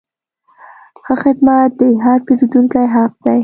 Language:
Pashto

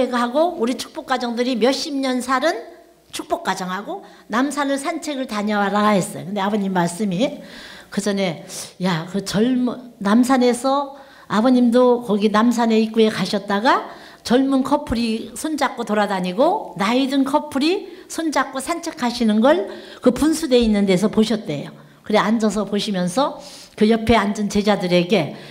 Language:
Korean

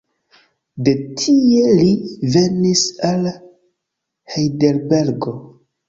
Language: Esperanto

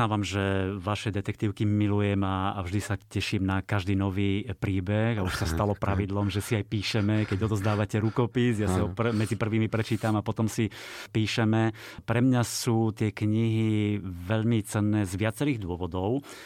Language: Slovak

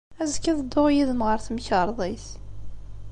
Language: Kabyle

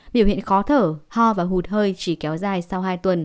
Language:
Vietnamese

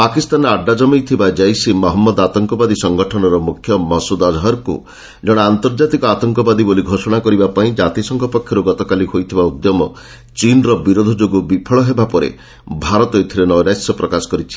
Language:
Odia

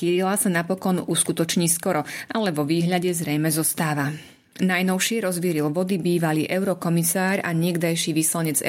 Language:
Slovak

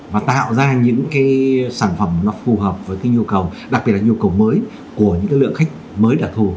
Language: Vietnamese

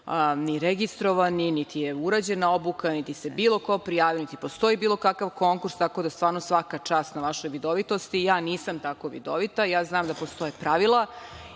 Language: Serbian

